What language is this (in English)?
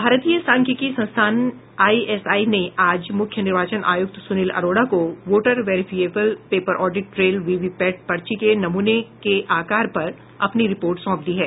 Hindi